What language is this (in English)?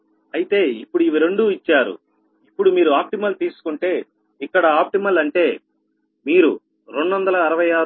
Telugu